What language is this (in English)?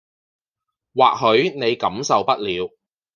Cantonese